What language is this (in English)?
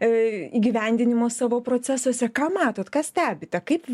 Lithuanian